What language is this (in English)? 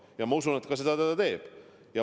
Estonian